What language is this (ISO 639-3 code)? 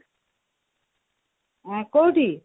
ori